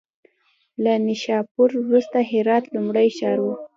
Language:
Pashto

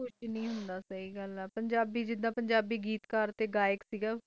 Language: Punjabi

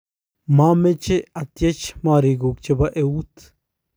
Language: Kalenjin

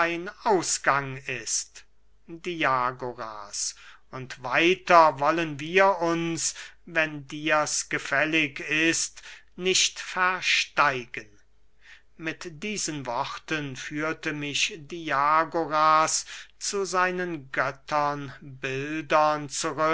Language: German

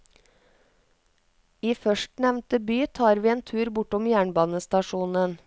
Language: Norwegian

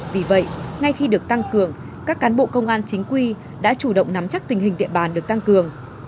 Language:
Vietnamese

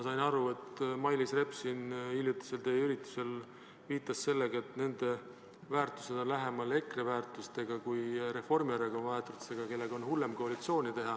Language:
Estonian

